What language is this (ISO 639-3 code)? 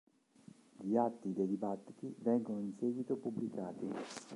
ita